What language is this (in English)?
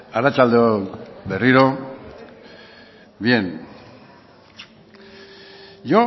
Basque